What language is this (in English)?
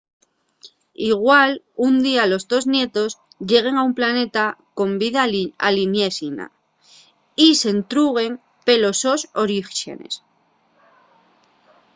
Asturian